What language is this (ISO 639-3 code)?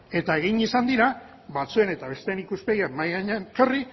eus